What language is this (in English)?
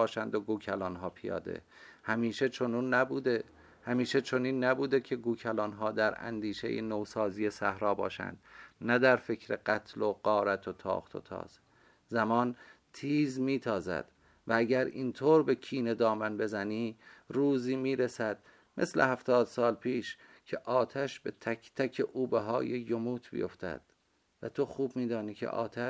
Persian